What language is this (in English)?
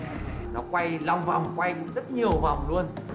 Vietnamese